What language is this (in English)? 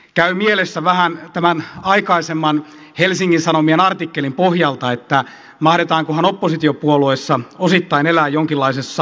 Finnish